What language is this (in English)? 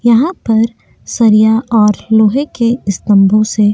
Hindi